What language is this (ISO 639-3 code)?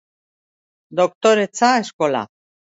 eus